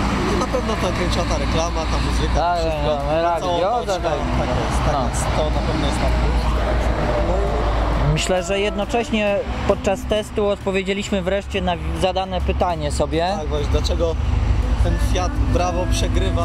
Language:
Polish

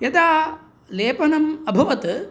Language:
Sanskrit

